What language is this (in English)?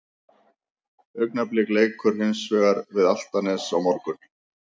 Icelandic